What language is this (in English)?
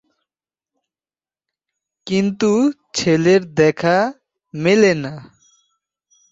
Bangla